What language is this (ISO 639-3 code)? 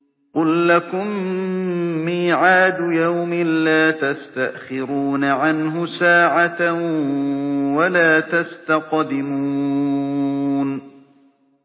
ara